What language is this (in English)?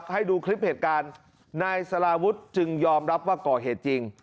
Thai